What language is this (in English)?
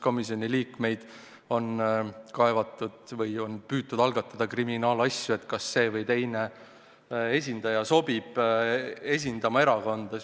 Estonian